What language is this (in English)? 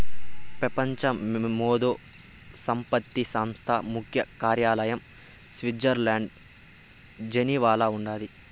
Telugu